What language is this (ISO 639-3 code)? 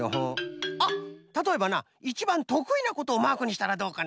jpn